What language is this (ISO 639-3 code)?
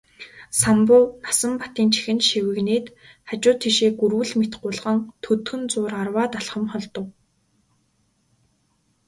mon